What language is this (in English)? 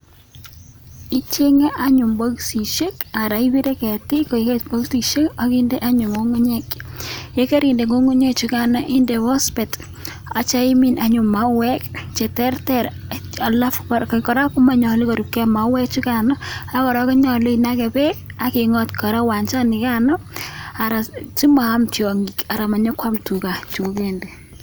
Kalenjin